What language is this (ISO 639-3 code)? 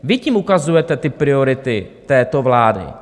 ces